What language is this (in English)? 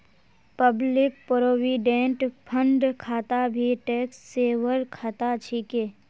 Magahi